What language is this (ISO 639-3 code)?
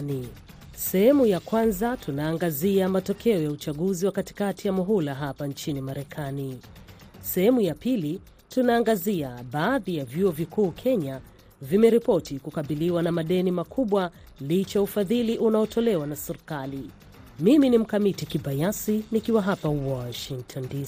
swa